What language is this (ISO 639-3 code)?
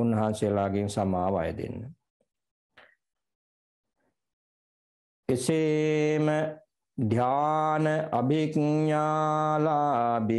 ron